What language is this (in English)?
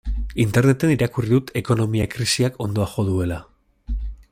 Basque